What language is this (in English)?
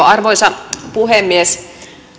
Finnish